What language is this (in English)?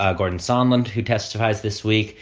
English